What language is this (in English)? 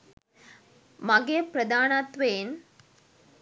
Sinhala